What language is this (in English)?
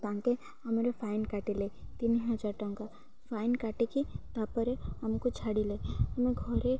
Odia